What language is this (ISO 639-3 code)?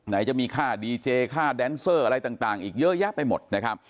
tha